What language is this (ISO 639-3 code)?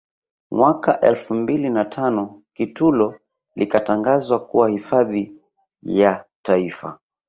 swa